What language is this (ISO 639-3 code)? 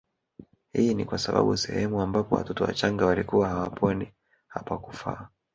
swa